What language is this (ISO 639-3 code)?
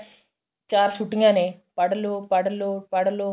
pan